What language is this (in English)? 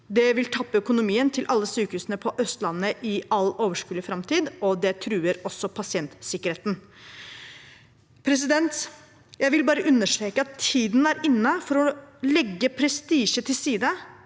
Norwegian